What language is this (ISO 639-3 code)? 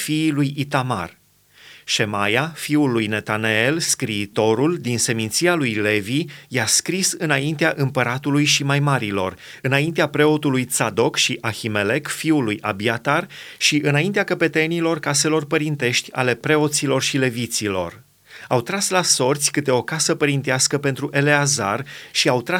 ron